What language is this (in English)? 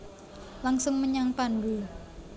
Javanese